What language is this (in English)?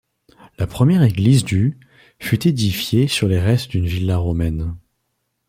French